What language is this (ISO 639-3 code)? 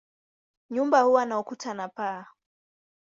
swa